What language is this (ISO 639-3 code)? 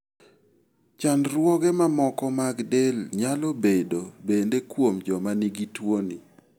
luo